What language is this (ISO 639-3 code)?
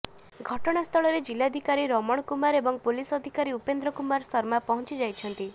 ori